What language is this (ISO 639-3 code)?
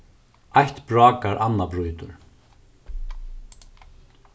fao